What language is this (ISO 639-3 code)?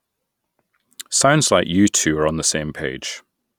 eng